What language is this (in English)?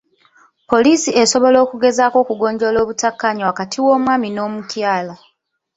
Ganda